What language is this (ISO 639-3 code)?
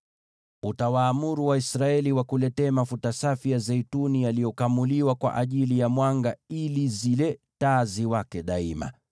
swa